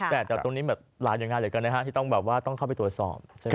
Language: Thai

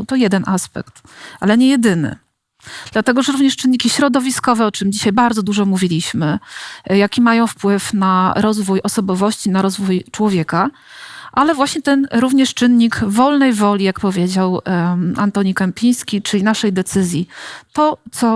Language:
Polish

